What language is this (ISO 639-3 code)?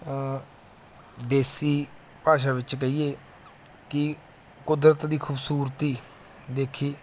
pan